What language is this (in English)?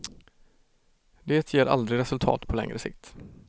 Swedish